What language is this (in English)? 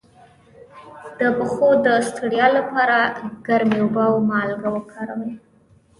Pashto